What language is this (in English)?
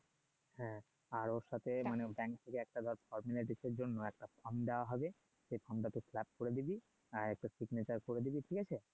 Bangla